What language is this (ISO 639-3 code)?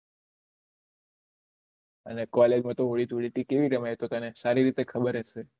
guj